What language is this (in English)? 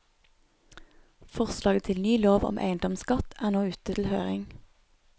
Norwegian